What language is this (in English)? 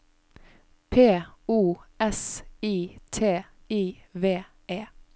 Norwegian